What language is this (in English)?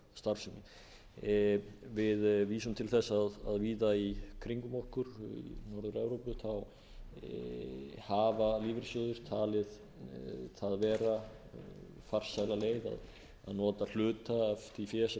Icelandic